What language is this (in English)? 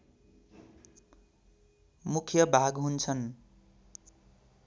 Nepali